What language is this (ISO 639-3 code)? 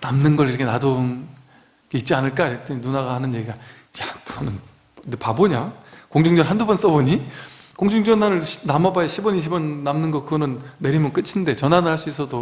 kor